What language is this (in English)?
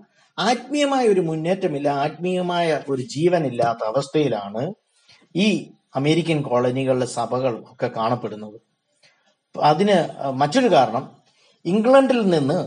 Malayalam